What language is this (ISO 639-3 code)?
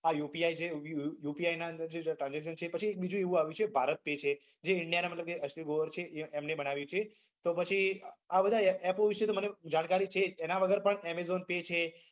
guj